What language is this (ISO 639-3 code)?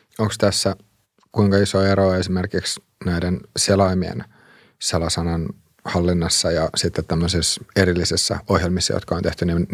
fin